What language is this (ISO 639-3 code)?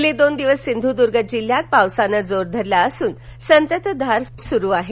mar